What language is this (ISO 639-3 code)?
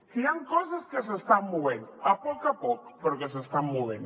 cat